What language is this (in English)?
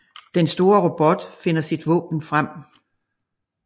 Danish